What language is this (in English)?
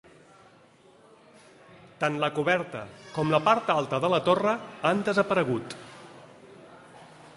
Catalan